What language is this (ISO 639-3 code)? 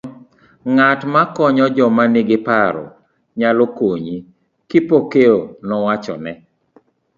luo